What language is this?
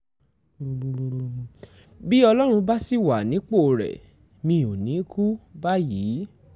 Yoruba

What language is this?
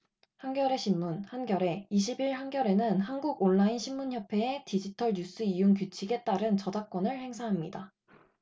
Korean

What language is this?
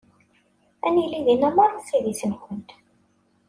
Kabyle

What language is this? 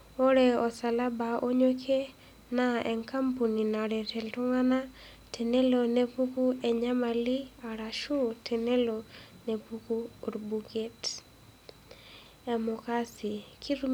Masai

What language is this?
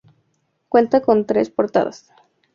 Spanish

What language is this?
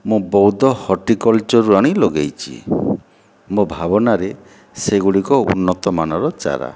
Odia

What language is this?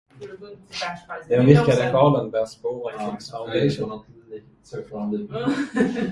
Swedish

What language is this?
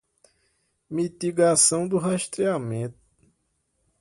Portuguese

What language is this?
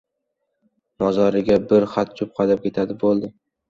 Uzbek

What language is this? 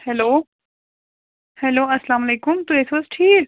Kashmiri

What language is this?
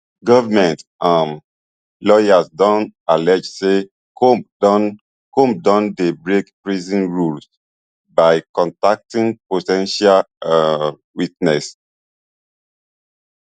Nigerian Pidgin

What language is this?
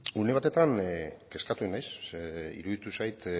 Basque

